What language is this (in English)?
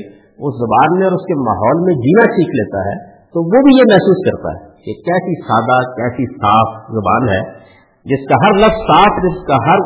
Urdu